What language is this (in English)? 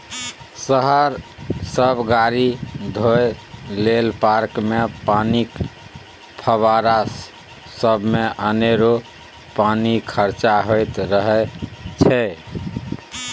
Maithili